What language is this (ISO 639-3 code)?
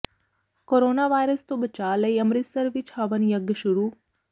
pan